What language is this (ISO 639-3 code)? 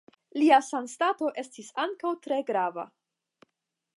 epo